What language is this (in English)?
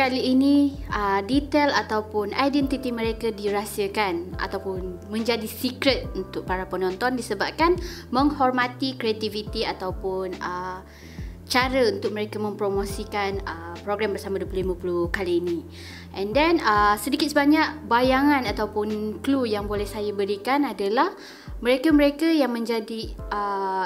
Malay